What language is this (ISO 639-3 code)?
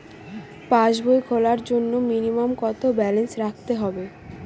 ben